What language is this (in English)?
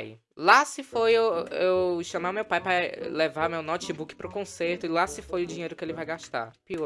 Portuguese